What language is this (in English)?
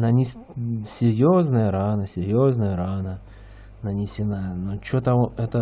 Russian